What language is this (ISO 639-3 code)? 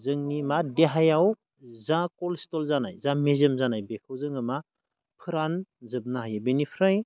brx